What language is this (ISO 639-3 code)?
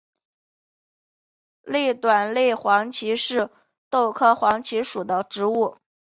zho